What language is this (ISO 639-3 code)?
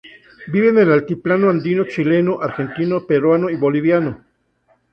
spa